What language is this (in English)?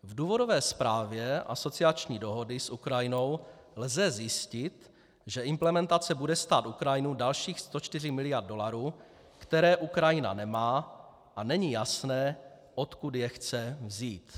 Czech